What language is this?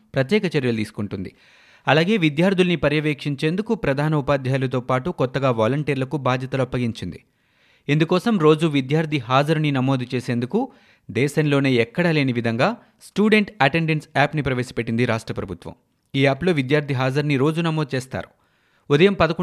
Telugu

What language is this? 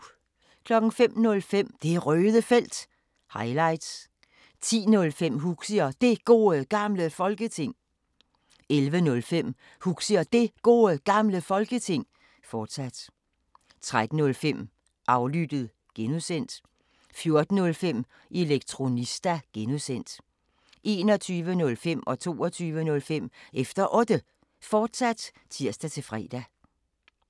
Danish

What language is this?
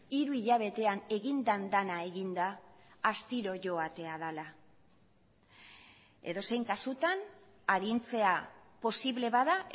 Basque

